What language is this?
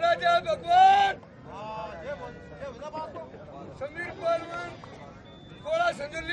Hindi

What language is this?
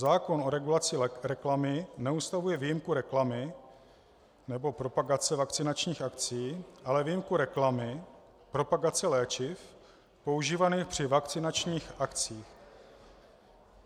Czech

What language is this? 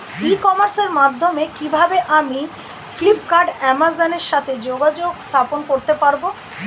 Bangla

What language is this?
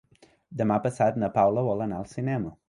Catalan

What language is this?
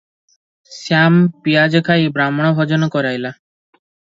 Odia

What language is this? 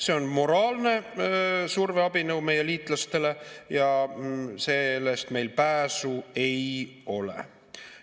Estonian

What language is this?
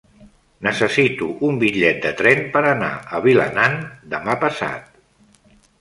Catalan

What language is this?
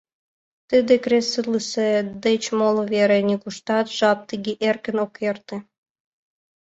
Mari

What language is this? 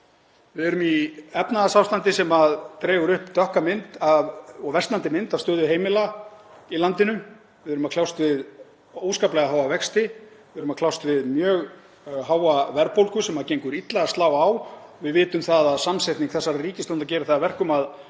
Icelandic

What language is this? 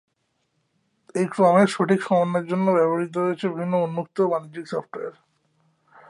Bangla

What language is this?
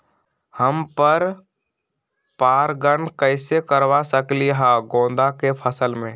Magahi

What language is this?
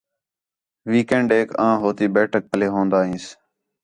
Khetrani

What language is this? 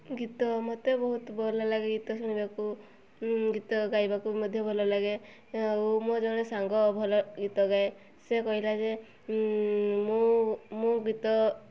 Odia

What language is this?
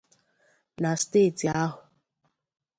Igbo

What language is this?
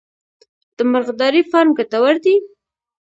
Pashto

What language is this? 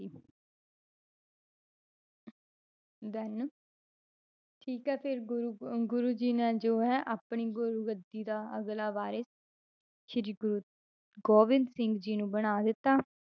Punjabi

